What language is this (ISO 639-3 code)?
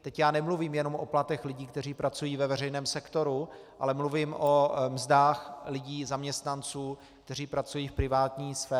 ces